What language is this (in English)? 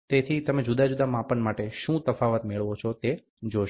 Gujarati